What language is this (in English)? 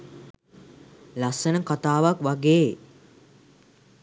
Sinhala